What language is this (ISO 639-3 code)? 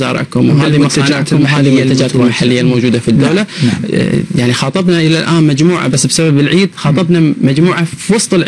ara